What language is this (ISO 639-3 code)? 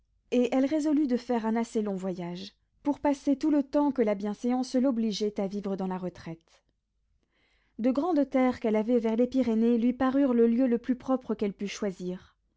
fra